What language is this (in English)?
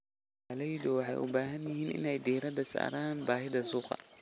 Somali